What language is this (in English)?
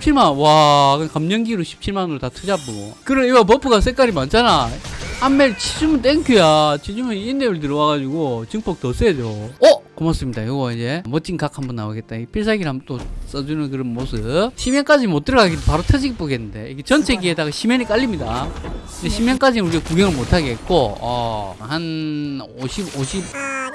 Korean